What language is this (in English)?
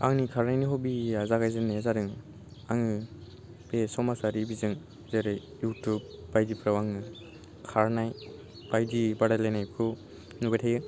Bodo